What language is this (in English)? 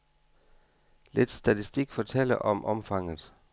Danish